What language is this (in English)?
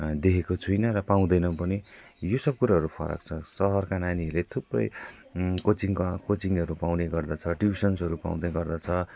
Nepali